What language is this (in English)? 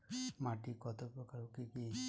Bangla